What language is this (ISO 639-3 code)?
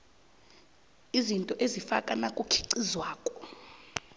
nbl